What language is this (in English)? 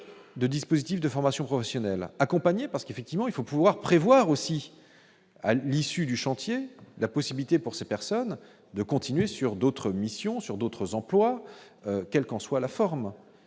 French